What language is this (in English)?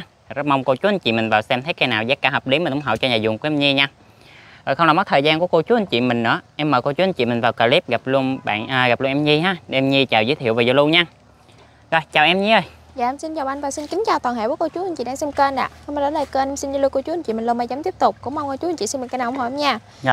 Vietnamese